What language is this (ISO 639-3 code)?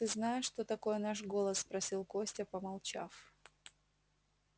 rus